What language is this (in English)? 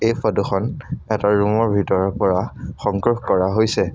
Assamese